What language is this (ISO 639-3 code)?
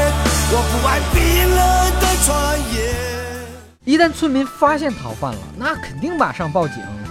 zho